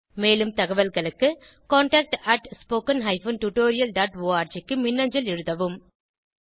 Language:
Tamil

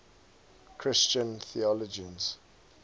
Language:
English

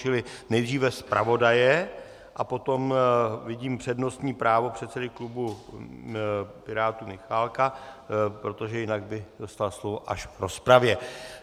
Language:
Czech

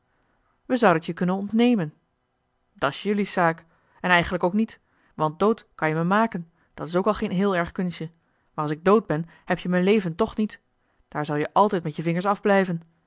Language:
Dutch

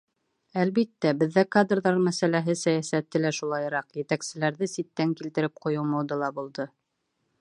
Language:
Bashkir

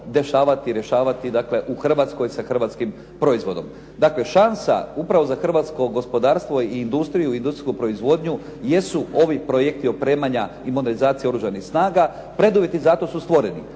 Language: Croatian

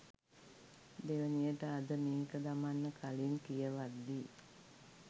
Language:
Sinhala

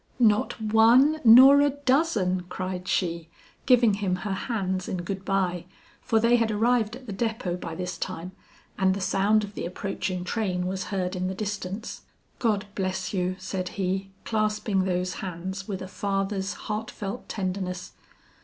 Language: English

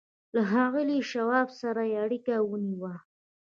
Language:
Pashto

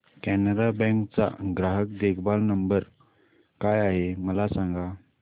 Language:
Marathi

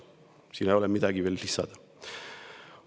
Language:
Estonian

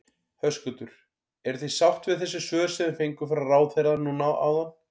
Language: Icelandic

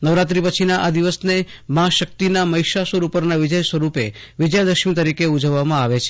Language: Gujarati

